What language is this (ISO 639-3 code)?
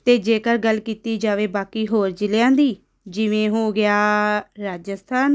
pan